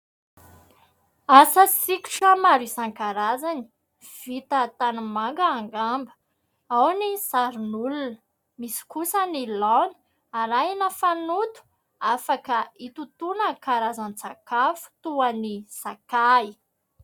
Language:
Malagasy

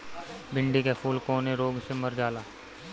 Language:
Bhojpuri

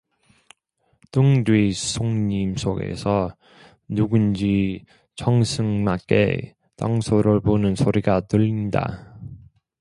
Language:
Korean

